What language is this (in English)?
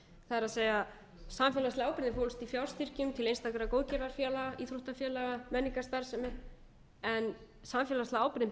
Icelandic